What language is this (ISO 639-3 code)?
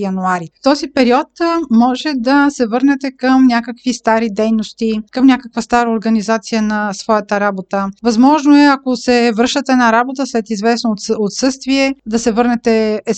bul